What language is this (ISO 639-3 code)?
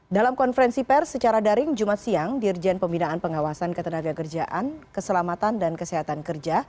ind